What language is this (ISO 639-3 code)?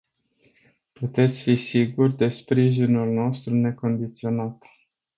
ron